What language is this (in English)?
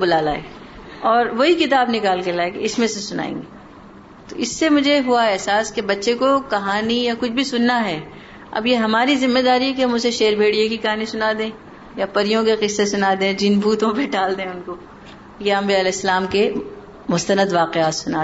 Urdu